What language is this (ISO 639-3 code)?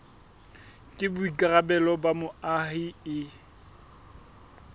sot